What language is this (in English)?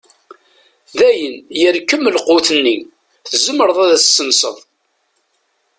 Kabyle